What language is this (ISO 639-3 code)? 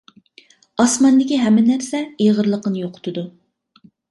uig